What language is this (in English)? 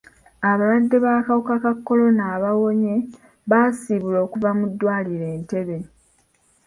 Ganda